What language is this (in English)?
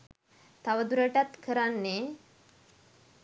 Sinhala